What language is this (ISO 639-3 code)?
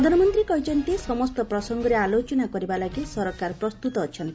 ori